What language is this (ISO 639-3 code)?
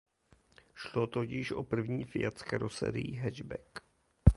ces